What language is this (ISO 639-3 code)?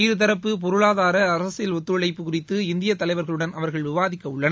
tam